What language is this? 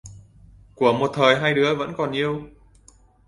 Vietnamese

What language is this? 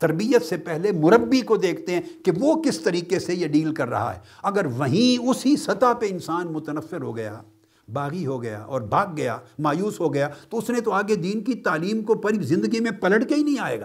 Urdu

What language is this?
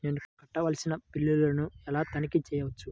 Telugu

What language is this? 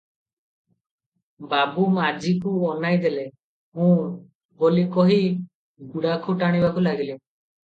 Odia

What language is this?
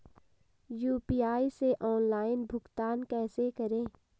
Hindi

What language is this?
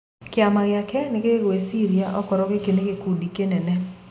Kikuyu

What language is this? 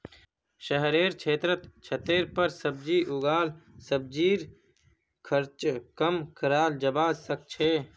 Magahi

